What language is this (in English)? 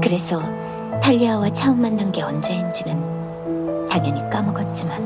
Korean